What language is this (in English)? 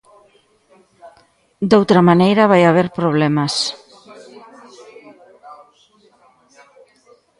Galician